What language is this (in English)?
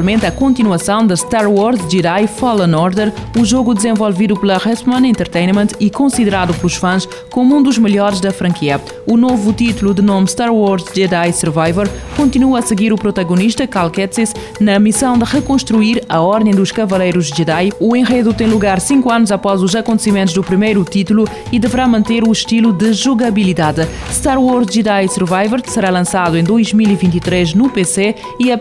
Portuguese